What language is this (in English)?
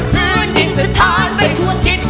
Thai